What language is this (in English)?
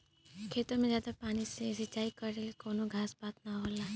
Bhojpuri